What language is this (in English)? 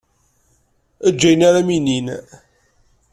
Kabyle